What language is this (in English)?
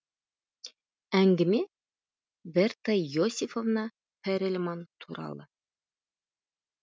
Kazakh